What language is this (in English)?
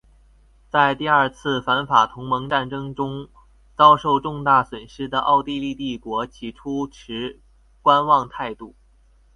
Chinese